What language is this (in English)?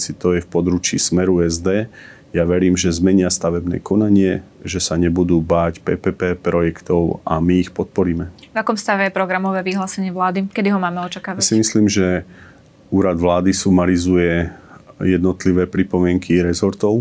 Slovak